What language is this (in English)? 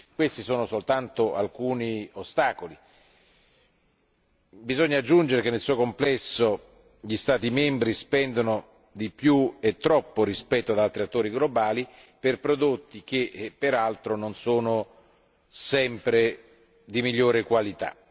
Italian